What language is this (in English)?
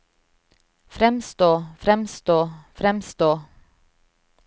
Norwegian